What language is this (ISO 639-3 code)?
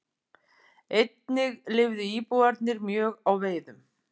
isl